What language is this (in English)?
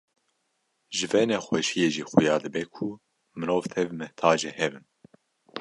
Kurdish